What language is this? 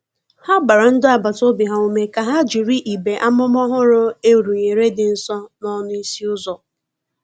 Igbo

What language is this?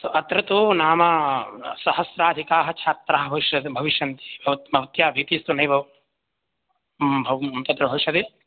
Sanskrit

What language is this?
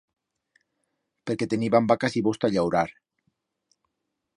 Aragonese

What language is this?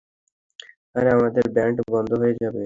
Bangla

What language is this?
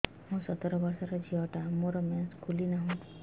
Odia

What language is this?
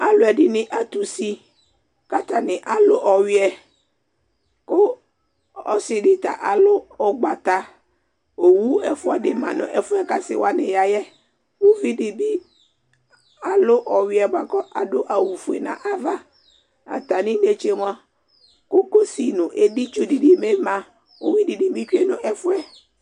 Ikposo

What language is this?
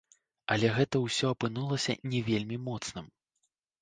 Belarusian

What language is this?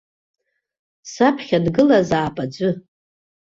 Abkhazian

